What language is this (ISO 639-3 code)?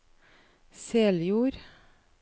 nor